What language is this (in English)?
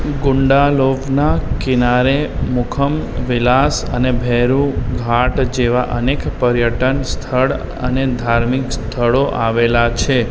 Gujarati